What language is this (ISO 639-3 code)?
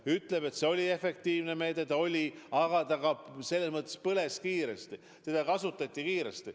est